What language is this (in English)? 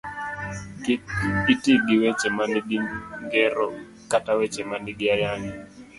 Luo (Kenya and Tanzania)